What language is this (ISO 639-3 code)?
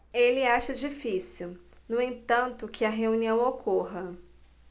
por